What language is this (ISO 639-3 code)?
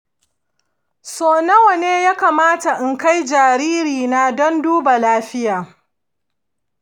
hau